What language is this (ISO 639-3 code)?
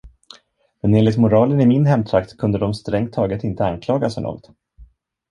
swe